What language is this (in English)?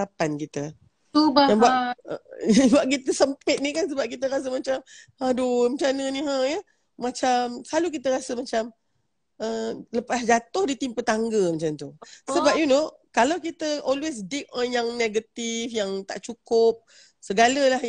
Malay